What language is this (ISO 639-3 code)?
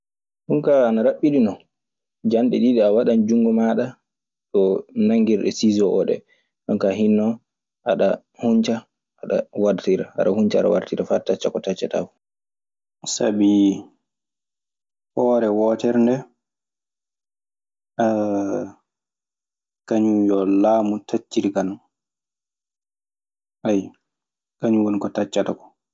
ffm